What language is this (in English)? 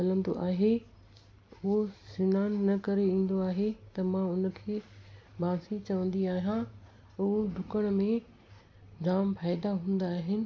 Sindhi